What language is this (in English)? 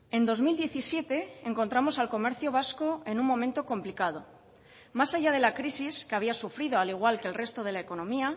Spanish